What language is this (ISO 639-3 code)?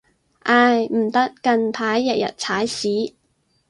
yue